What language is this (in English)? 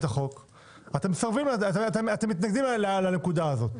Hebrew